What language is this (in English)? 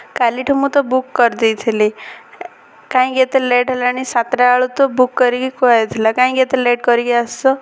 Odia